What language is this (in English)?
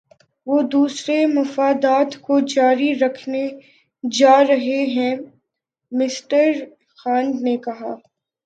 Urdu